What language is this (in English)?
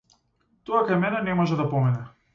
Macedonian